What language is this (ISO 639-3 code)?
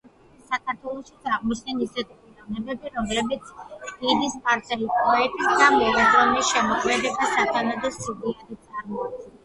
kat